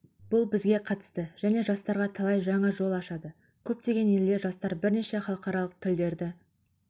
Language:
Kazakh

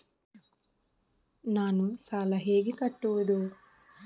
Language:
Kannada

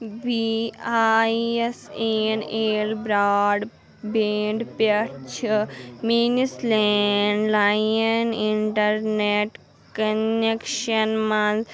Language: Kashmiri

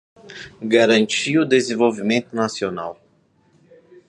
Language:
Portuguese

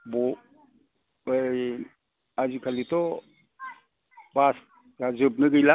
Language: Bodo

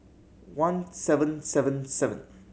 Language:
English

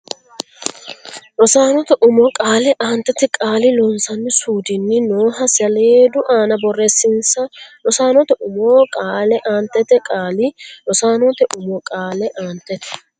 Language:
Sidamo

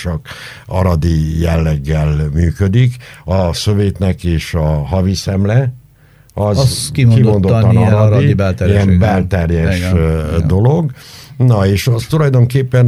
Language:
Hungarian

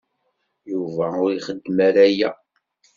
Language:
Kabyle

